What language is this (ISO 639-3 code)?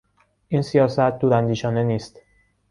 fas